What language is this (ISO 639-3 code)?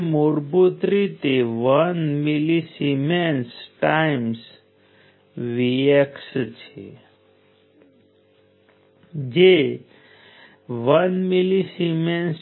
guj